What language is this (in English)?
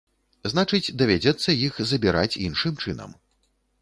Belarusian